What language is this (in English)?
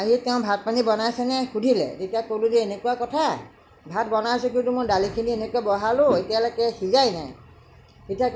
Assamese